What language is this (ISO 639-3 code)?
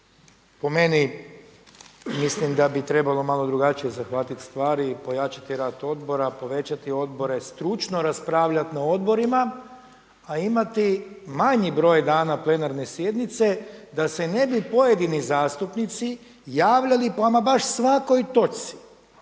hrv